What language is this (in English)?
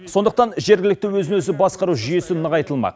Kazakh